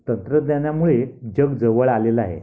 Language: Marathi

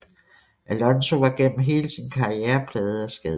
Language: Danish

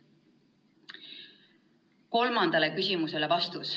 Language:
Estonian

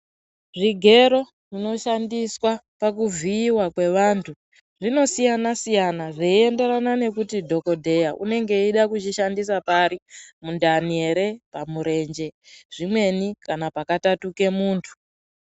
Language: Ndau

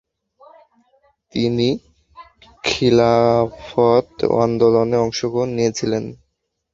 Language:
Bangla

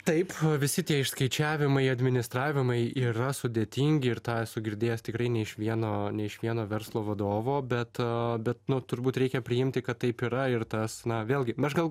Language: Lithuanian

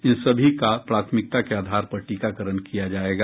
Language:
Hindi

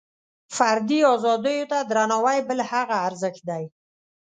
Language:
Pashto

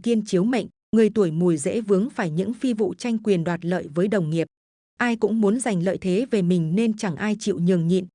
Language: Vietnamese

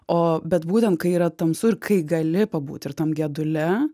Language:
Lithuanian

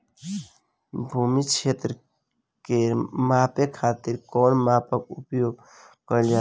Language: Bhojpuri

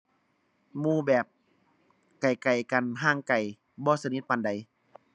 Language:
Thai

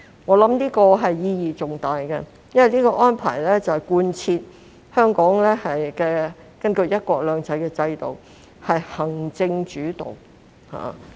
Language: Cantonese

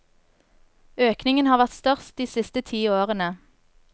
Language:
Norwegian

